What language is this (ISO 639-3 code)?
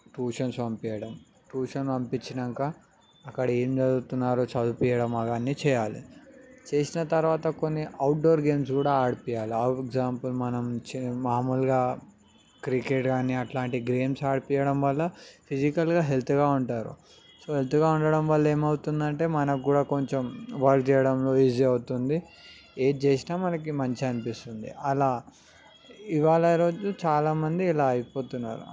tel